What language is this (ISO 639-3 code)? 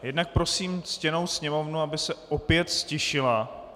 ces